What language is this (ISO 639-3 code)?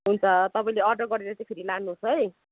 nep